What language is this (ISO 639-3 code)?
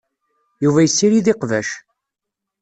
kab